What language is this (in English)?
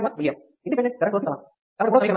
Telugu